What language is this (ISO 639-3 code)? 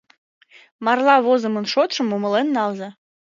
chm